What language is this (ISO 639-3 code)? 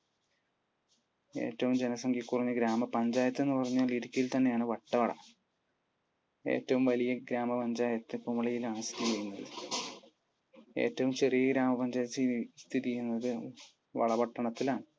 mal